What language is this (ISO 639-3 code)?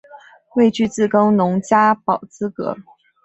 zho